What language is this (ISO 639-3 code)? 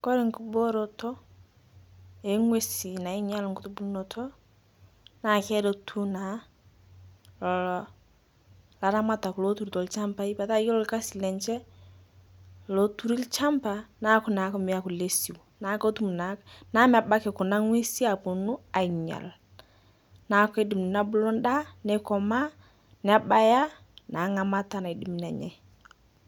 mas